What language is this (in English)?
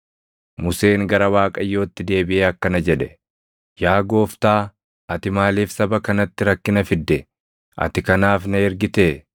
Oromo